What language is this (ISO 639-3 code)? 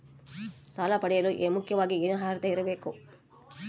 kan